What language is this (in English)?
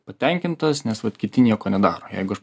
Lithuanian